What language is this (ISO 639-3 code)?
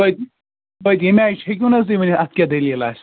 kas